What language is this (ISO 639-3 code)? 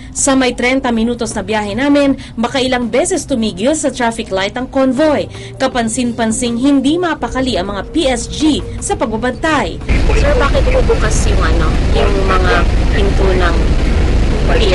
fil